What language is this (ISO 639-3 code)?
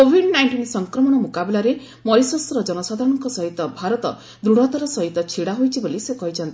ori